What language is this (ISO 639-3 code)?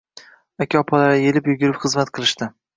uzb